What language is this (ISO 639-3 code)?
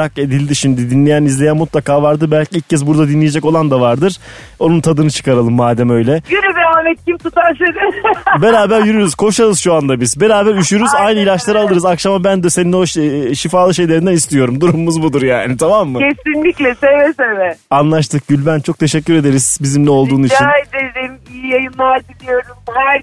tur